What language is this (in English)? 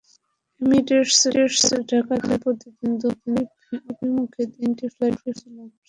Bangla